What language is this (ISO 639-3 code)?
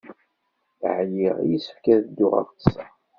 kab